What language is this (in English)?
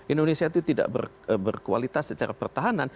Indonesian